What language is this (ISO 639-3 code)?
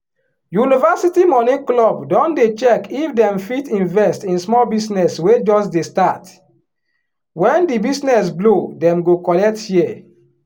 pcm